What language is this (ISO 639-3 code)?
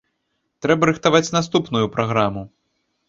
bel